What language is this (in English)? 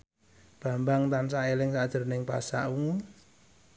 Javanese